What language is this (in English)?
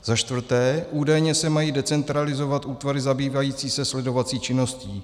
Czech